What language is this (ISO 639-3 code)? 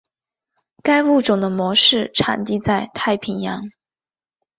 zho